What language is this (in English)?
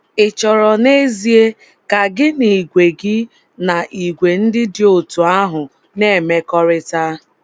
Igbo